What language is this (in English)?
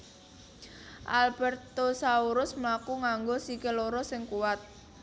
Javanese